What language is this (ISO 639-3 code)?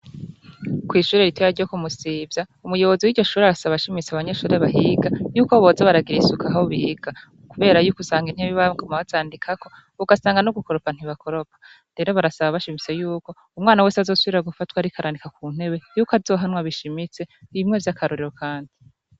run